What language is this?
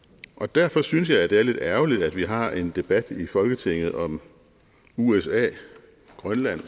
Danish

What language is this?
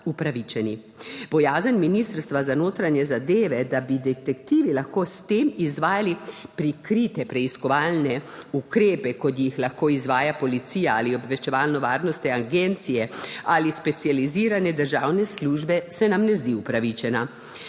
Slovenian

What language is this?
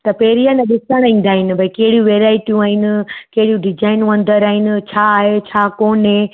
Sindhi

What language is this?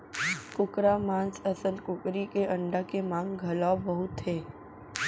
Chhattisgarhi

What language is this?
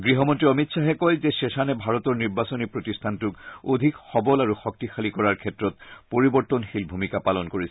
Assamese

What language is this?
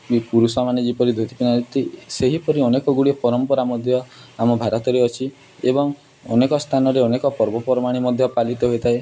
Odia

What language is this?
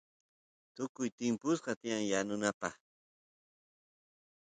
Santiago del Estero Quichua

